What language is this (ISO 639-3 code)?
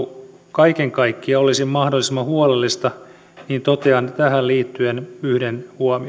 fin